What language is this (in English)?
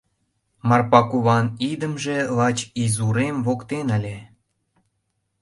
Mari